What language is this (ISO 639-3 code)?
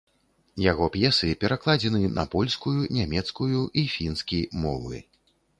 bel